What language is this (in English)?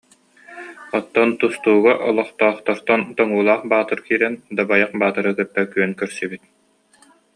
Yakut